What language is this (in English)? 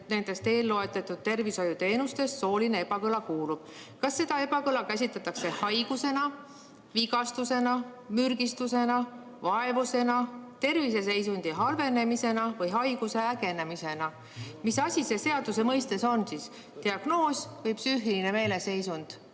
Estonian